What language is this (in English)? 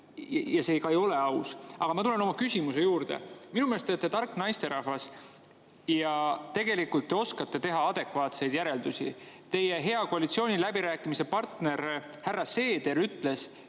Estonian